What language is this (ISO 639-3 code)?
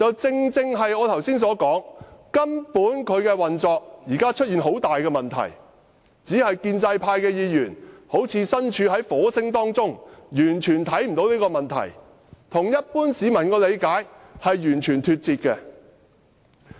yue